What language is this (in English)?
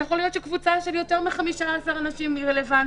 Hebrew